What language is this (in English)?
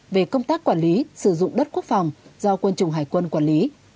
Vietnamese